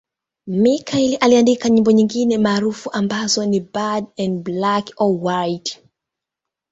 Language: Swahili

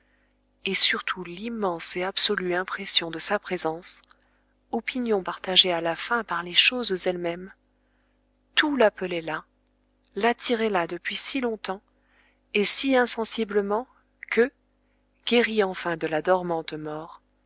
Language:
French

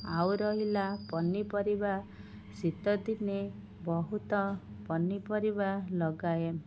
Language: Odia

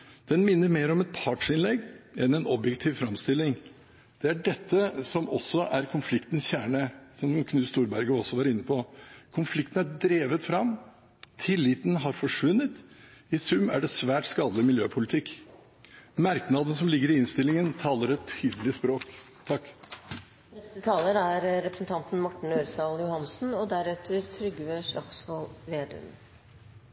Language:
Norwegian Bokmål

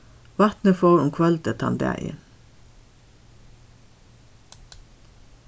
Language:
Faroese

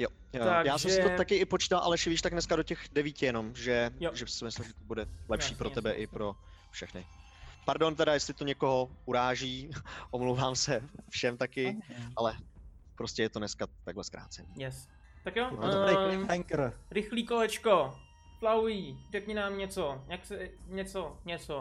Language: Czech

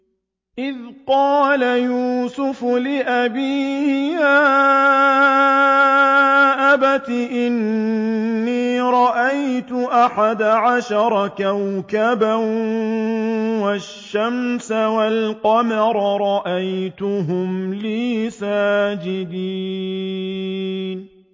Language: Arabic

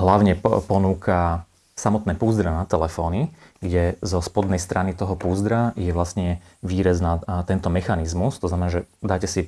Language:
Slovak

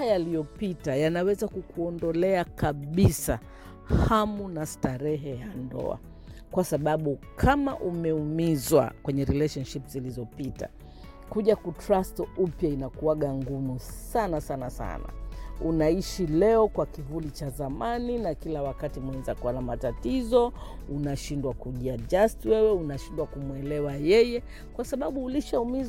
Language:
Swahili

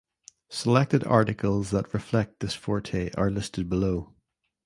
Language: English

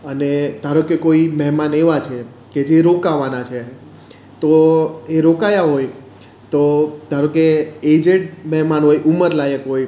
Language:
Gujarati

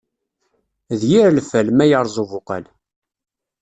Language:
Kabyle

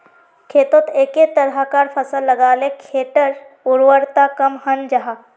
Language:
Magahi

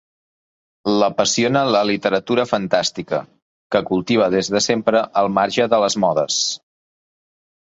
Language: Catalan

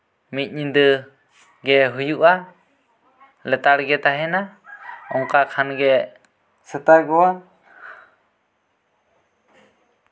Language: Santali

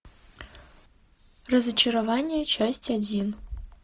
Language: Russian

